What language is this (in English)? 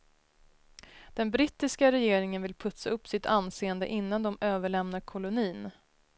Swedish